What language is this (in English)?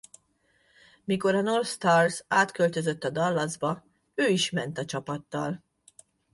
Hungarian